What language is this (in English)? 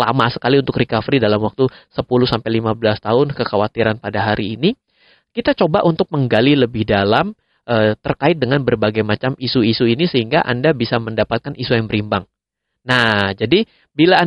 Indonesian